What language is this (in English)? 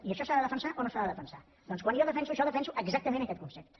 Catalan